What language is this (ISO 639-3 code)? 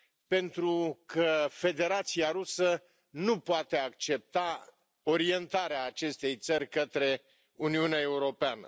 ron